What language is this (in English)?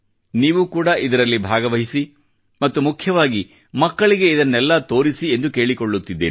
Kannada